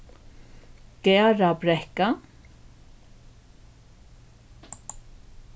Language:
Faroese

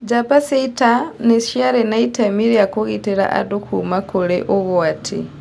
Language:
Kikuyu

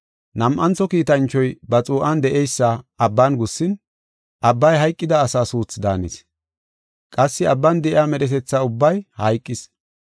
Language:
Gofa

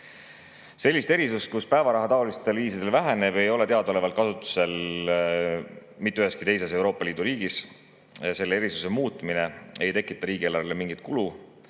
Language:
Estonian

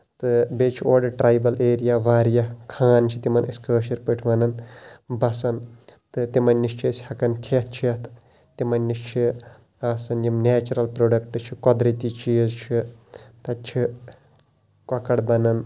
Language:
Kashmiri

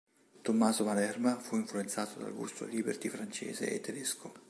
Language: Italian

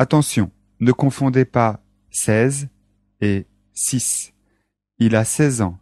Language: French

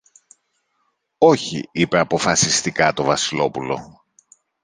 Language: Greek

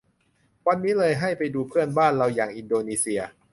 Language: Thai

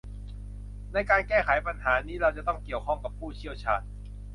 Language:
Thai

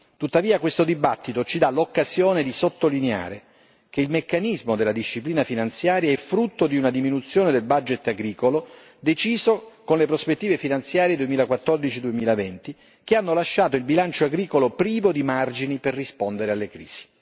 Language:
Italian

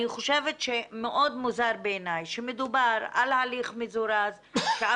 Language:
Hebrew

